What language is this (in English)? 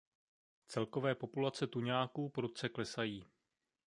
Czech